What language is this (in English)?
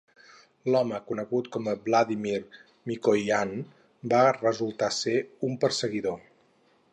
Catalan